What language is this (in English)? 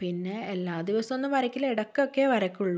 Malayalam